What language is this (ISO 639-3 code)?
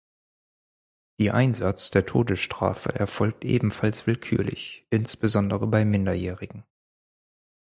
deu